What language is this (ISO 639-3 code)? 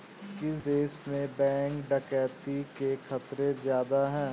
hin